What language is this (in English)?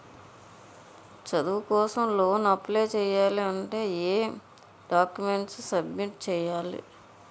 Telugu